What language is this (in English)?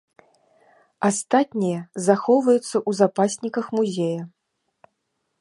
Belarusian